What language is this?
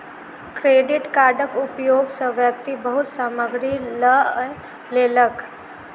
Maithili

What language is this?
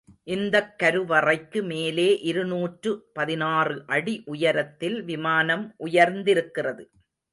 Tamil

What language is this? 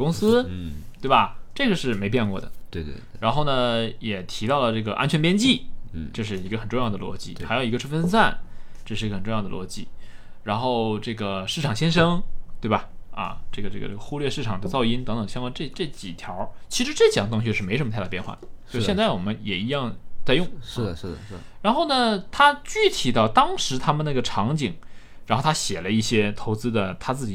Chinese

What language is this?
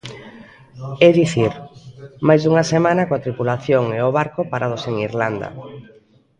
Galician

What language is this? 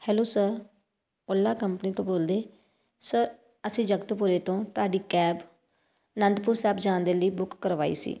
Punjabi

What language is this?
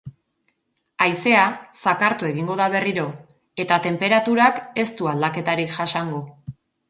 Basque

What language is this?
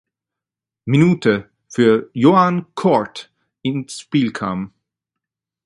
German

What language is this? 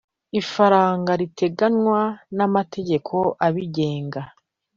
Kinyarwanda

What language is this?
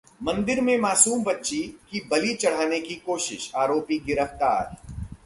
Hindi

